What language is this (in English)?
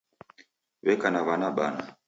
Taita